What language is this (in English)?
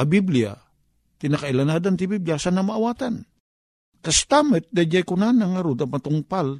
Filipino